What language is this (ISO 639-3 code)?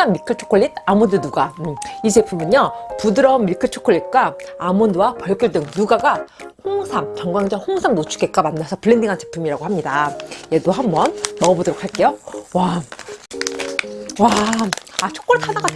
kor